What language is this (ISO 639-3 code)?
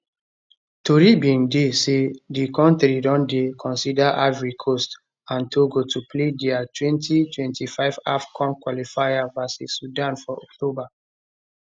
pcm